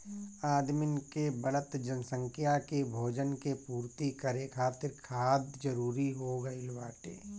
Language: Bhojpuri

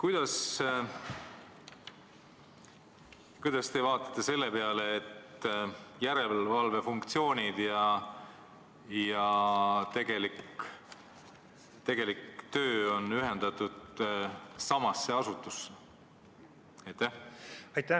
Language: Estonian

